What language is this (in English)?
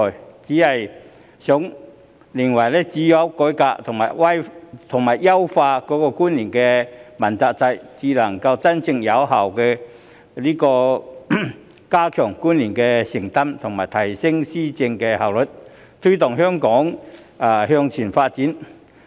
Cantonese